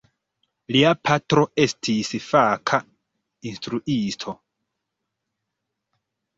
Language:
Esperanto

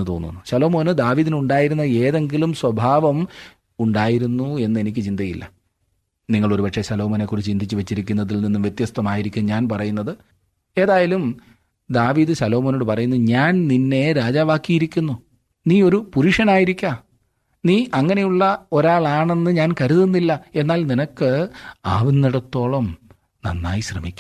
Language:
Malayalam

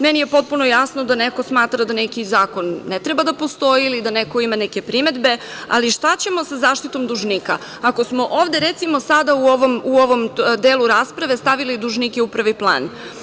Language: Serbian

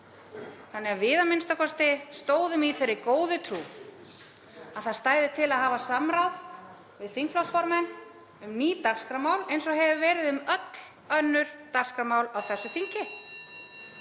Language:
Icelandic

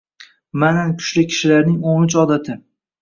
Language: Uzbek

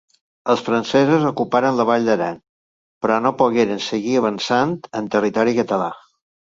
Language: Catalan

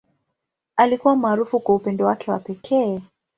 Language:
Swahili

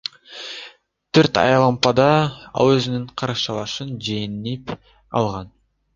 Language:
Kyrgyz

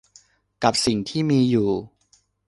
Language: Thai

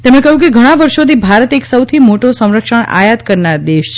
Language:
Gujarati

